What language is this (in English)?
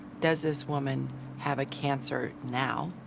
English